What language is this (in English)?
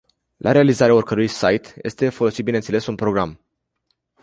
Romanian